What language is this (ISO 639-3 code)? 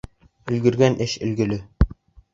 bak